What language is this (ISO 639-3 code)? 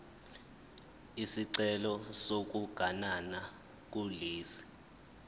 zul